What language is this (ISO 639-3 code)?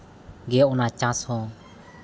sat